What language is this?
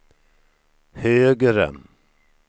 Swedish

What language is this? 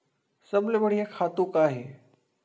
Chhattisgarhi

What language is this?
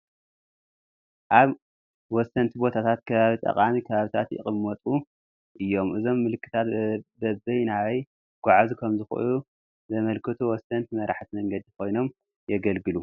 Tigrinya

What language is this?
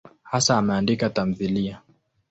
Swahili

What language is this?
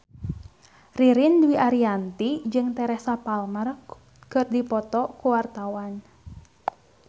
Sundanese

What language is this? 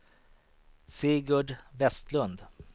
Swedish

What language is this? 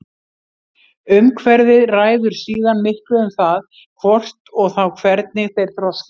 Icelandic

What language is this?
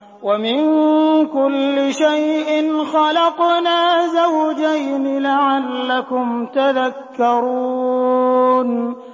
Arabic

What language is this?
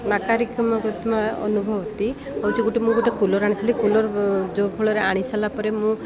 Odia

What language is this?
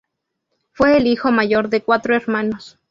Spanish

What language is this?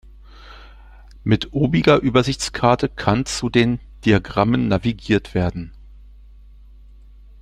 German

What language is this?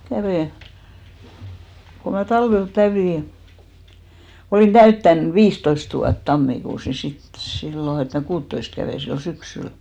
Finnish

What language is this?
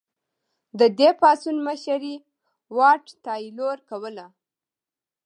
Pashto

